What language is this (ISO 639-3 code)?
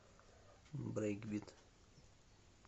rus